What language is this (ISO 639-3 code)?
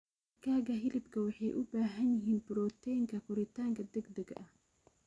som